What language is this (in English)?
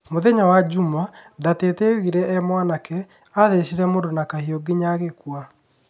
Kikuyu